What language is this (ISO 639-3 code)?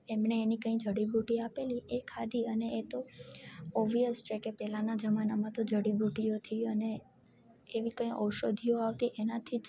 guj